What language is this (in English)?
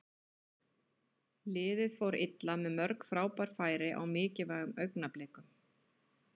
Icelandic